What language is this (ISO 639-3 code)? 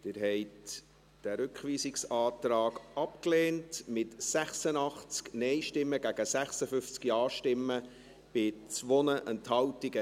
gsw